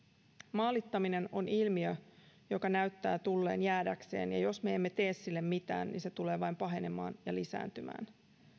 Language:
Finnish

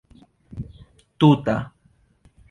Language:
Esperanto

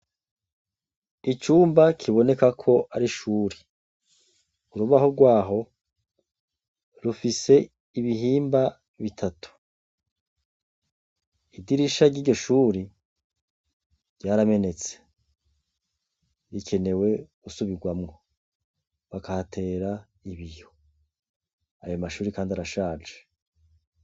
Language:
Rundi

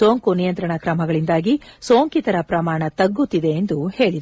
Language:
Kannada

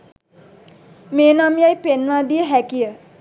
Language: Sinhala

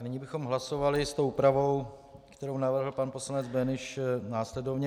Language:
Czech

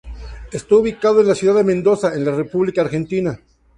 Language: Spanish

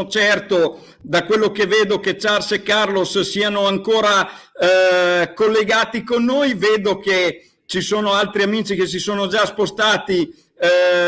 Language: Italian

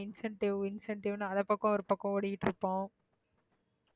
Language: Tamil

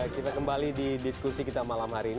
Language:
Indonesian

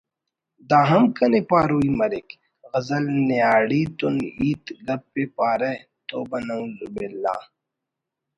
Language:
Brahui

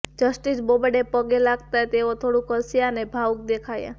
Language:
Gujarati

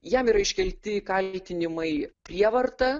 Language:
Lithuanian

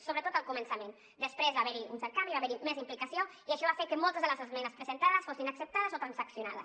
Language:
Catalan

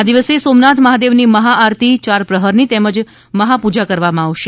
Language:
Gujarati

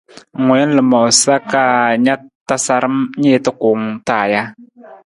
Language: Nawdm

